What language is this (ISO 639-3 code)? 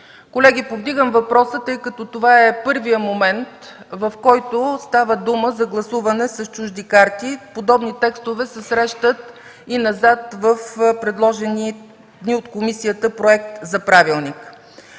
bul